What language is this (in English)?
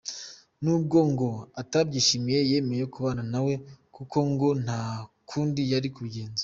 Kinyarwanda